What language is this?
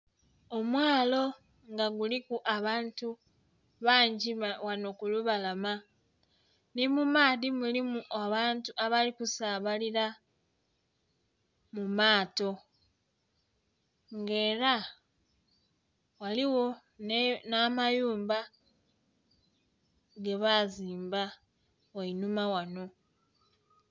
Soga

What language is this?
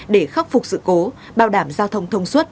Vietnamese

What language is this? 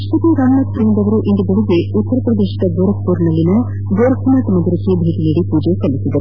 Kannada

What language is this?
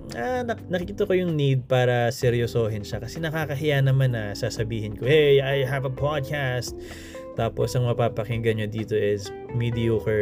Filipino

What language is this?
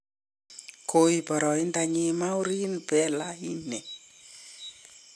Kalenjin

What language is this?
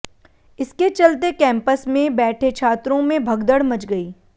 Hindi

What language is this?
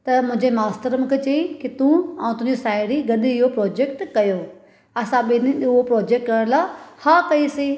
Sindhi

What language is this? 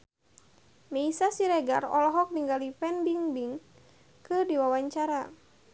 Sundanese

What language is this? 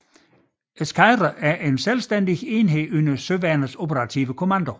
Danish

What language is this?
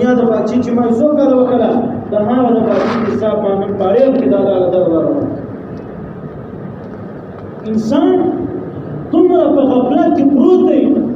Arabic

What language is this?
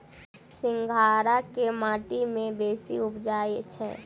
Maithili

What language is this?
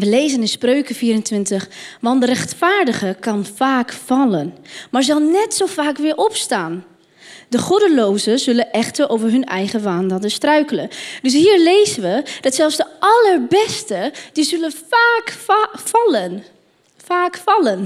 Dutch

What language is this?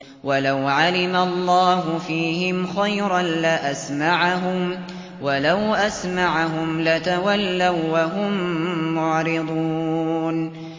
Arabic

